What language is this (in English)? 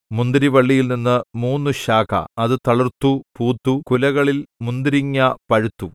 Malayalam